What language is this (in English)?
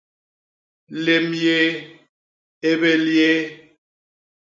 Basaa